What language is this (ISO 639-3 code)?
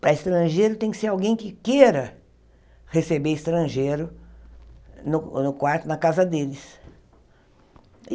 por